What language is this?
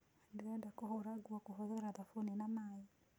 Kikuyu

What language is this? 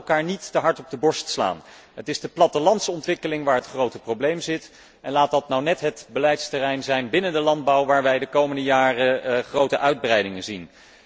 Dutch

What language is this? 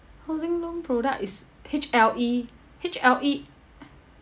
English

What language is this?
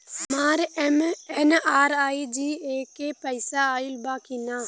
Bhojpuri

